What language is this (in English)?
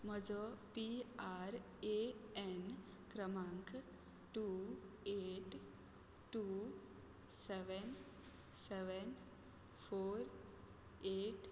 Konkani